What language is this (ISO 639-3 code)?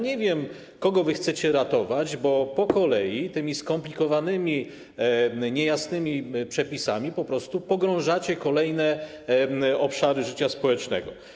pol